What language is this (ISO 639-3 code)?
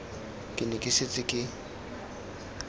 tsn